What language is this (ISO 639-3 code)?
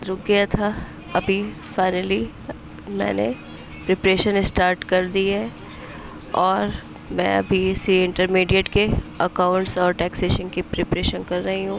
urd